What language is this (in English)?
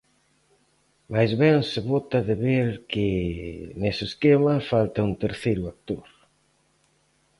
Galician